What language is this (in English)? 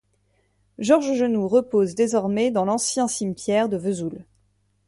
French